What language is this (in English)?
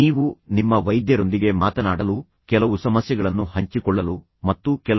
Kannada